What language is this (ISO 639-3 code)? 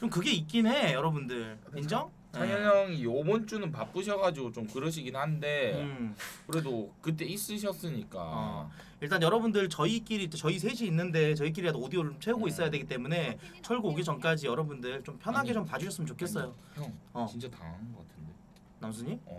kor